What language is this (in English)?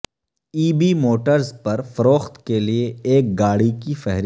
Urdu